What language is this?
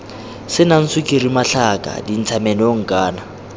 Tswana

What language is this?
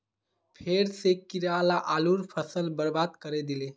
Magahi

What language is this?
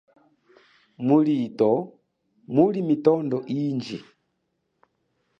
Chokwe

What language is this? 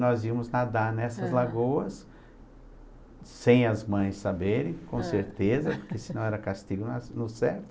Portuguese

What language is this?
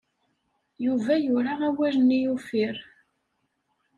Kabyle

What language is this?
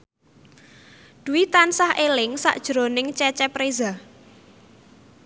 Javanese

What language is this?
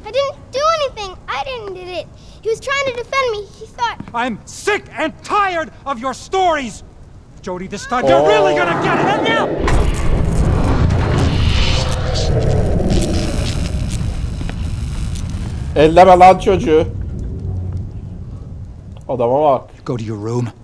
Turkish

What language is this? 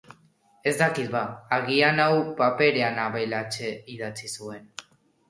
Basque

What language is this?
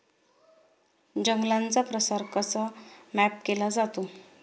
Marathi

